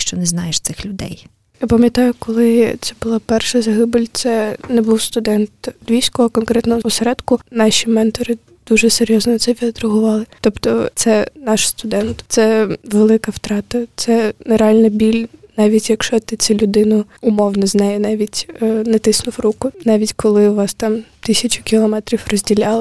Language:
Ukrainian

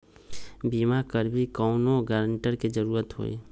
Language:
Magahi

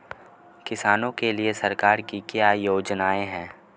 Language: Hindi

